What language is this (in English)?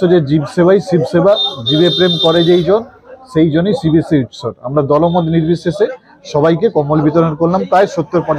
Turkish